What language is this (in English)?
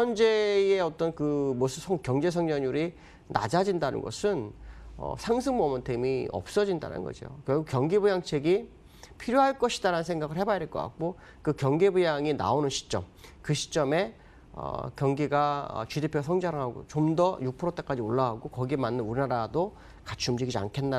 Korean